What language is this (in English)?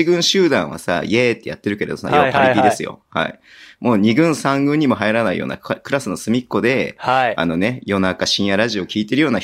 Japanese